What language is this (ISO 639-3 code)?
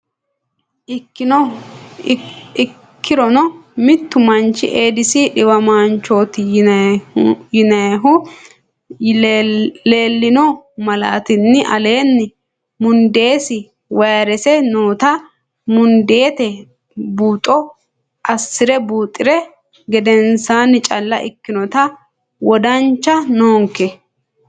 sid